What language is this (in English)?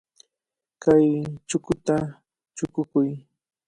Cajatambo North Lima Quechua